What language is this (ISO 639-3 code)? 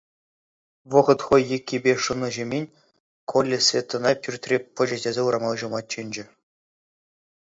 chv